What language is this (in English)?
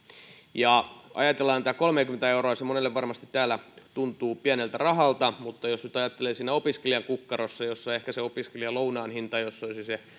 Finnish